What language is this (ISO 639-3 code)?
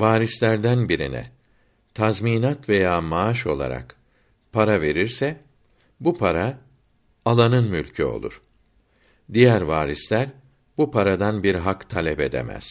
tur